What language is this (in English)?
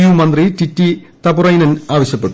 Malayalam